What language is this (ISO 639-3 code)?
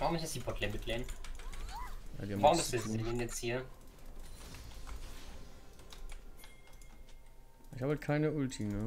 deu